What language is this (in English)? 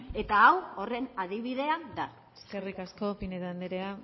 Basque